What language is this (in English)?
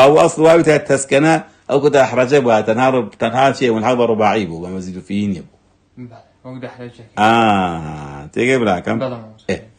Arabic